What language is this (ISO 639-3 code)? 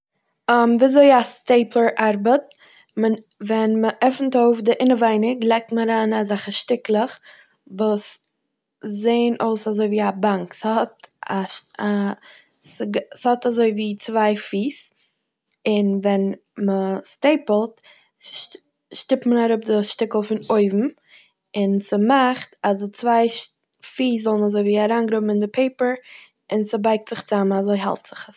yid